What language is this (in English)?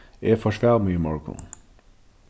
Faroese